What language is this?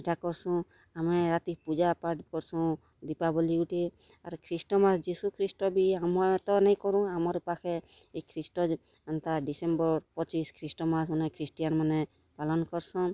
Odia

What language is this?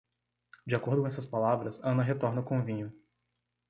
Portuguese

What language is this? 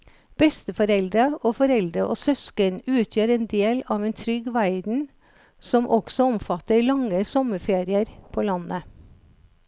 Norwegian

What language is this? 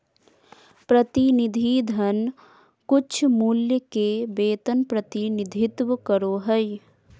Magahi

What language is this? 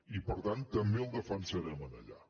Catalan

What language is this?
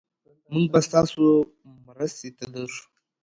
Pashto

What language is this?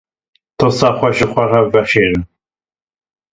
Kurdish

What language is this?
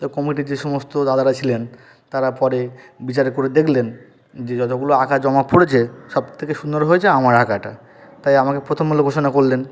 Bangla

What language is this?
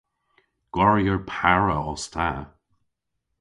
Cornish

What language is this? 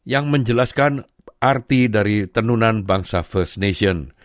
Indonesian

